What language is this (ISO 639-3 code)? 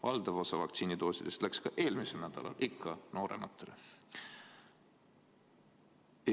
est